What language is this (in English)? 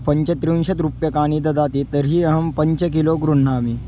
Sanskrit